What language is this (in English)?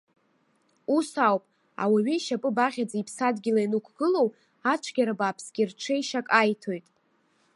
Abkhazian